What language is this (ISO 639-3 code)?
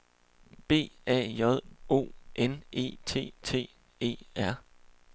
dan